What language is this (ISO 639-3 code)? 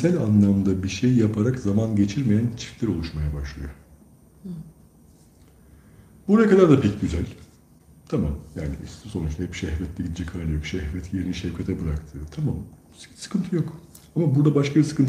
tur